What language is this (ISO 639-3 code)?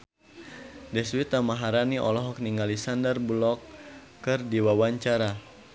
sun